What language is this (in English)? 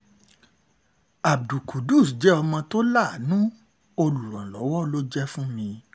Yoruba